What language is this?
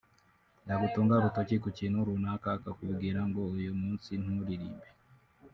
Kinyarwanda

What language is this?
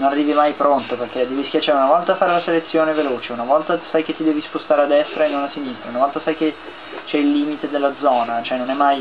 Italian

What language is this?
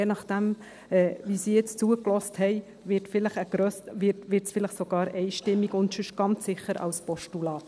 Swiss German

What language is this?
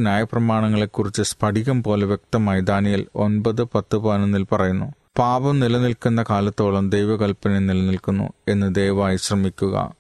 Malayalam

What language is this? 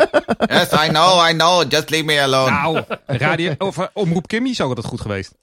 Dutch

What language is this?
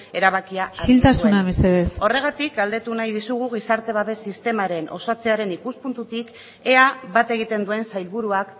Basque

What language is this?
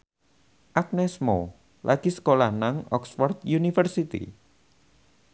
Javanese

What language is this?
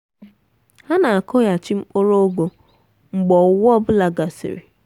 Igbo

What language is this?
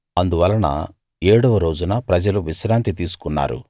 Telugu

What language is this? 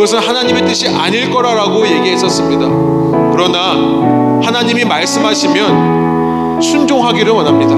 Korean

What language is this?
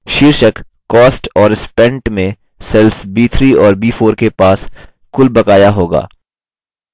Hindi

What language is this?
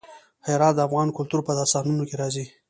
Pashto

